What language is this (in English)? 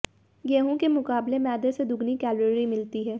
Hindi